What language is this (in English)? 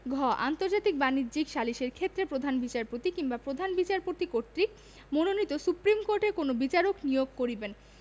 Bangla